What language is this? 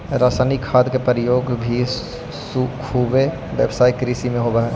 Magahi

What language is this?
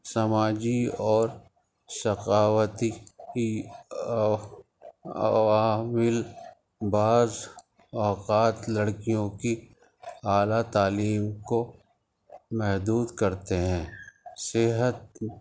Urdu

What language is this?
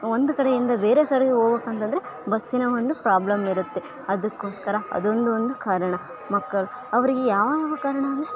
Kannada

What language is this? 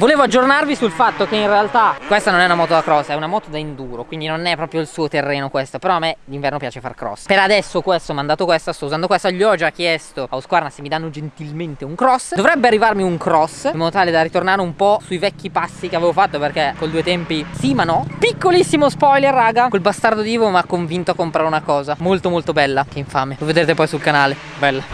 Italian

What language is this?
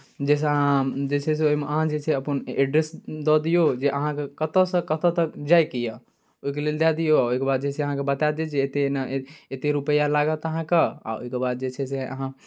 Maithili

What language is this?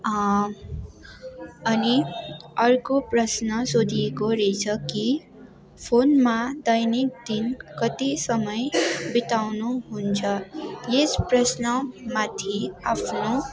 Nepali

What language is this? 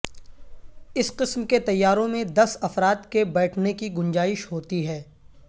Urdu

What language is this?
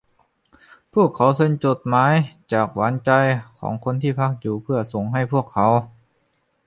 Thai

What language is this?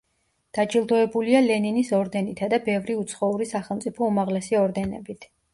Georgian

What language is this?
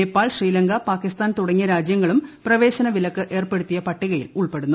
Malayalam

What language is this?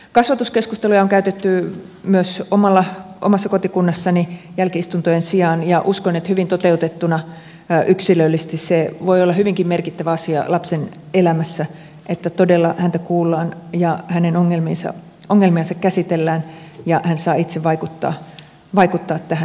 Finnish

